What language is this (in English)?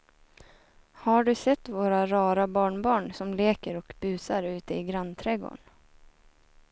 Swedish